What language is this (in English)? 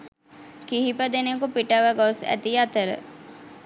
Sinhala